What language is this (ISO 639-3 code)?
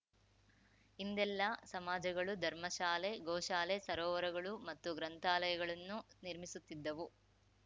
kan